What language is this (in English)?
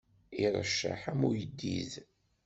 Kabyle